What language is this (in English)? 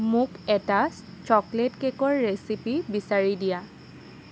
Assamese